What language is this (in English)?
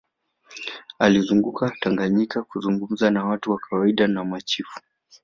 Swahili